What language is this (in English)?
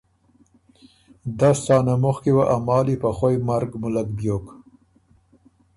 Ormuri